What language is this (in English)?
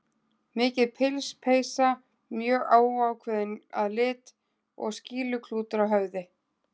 Icelandic